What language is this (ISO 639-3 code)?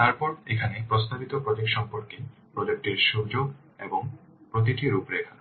ben